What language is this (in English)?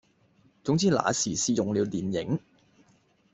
Cantonese